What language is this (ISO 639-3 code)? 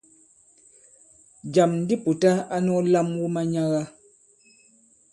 abb